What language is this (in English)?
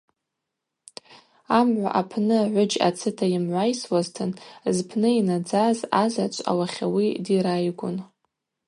Abaza